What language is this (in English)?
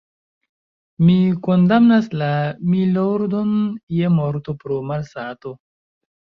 Esperanto